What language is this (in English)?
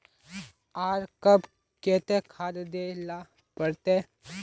Magahi